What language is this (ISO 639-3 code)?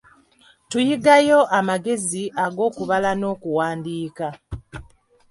lug